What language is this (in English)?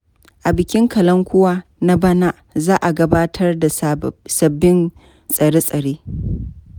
Hausa